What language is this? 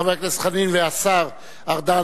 Hebrew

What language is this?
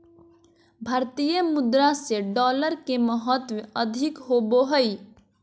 Magahi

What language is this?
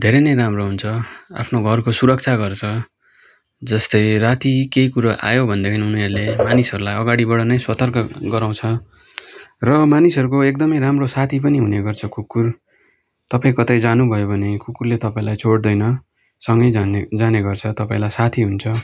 Nepali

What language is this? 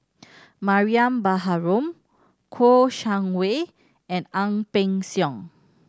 English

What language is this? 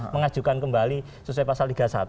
Indonesian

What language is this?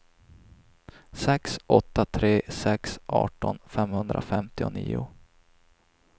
Swedish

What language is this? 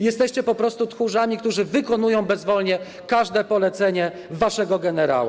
Polish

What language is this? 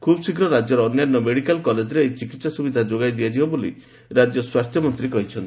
Odia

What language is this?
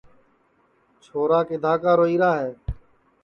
Sansi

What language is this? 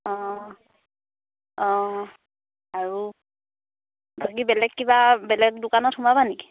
Assamese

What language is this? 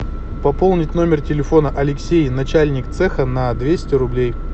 Russian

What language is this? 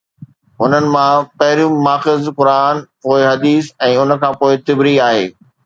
Sindhi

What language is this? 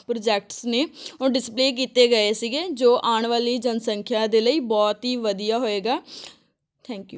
Punjabi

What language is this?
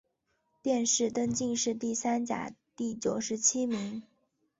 Chinese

